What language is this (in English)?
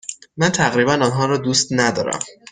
Persian